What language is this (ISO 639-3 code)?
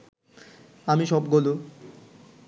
ben